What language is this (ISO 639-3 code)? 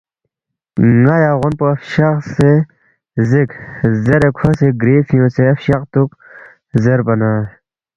bft